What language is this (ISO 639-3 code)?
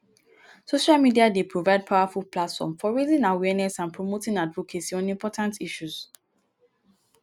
pcm